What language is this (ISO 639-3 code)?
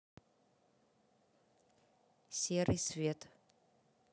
rus